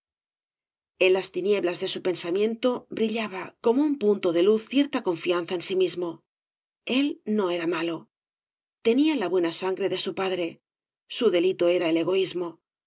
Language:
Spanish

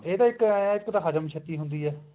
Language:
Punjabi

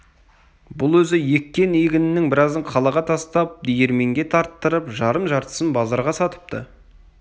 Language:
Kazakh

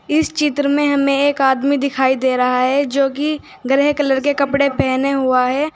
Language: Hindi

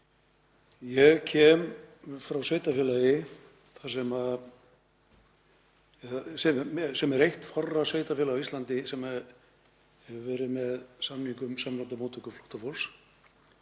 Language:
Icelandic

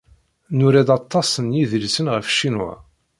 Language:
Kabyle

